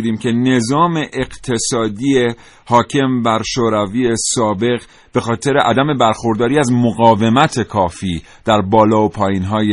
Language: Persian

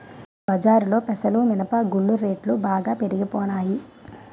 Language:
Telugu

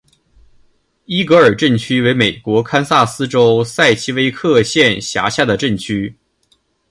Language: Chinese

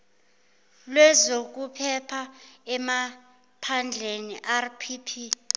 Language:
Zulu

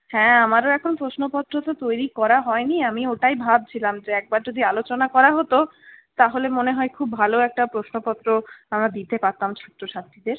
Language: Bangla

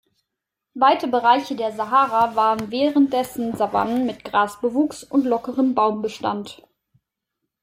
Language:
German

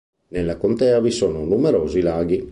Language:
Italian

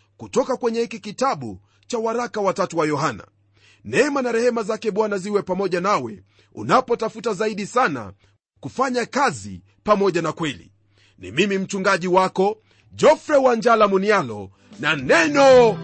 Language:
Swahili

